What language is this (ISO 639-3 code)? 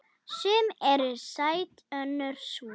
isl